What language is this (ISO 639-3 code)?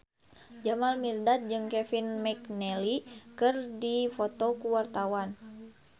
sun